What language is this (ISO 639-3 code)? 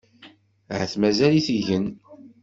kab